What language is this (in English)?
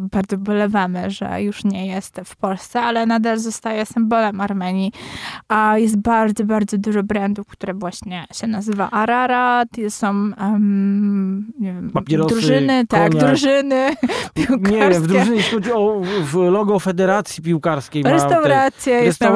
Polish